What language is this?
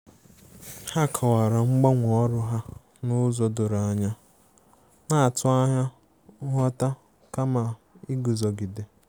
Igbo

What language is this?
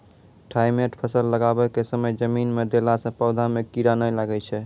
Maithili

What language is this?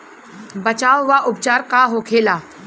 Bhojpuri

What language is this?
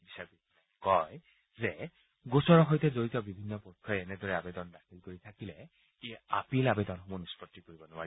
Assamese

